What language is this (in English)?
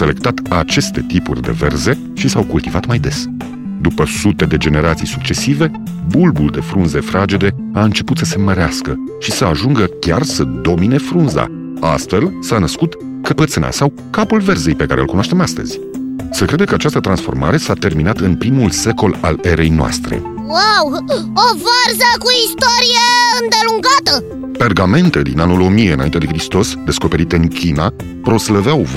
Romanian